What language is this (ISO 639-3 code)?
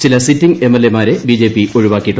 mal